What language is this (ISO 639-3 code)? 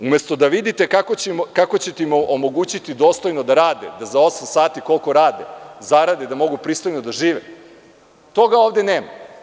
srp